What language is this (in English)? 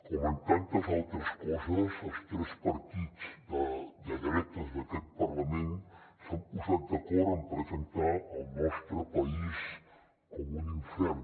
Catalan